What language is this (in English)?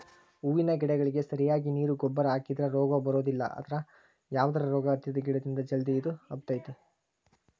Kannada